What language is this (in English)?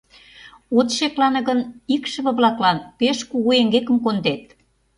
Mari